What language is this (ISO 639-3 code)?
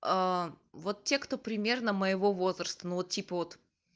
rus